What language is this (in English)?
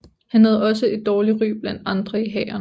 Danish